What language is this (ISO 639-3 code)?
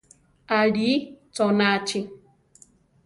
tar